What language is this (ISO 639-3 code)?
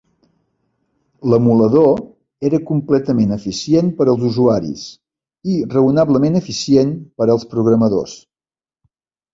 cat